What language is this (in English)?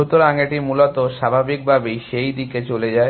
Bangla